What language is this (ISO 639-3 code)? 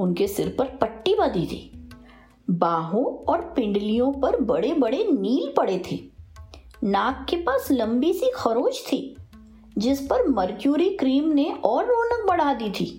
hin